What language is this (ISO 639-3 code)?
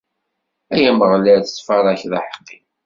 kab